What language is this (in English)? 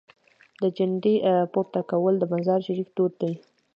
Pashto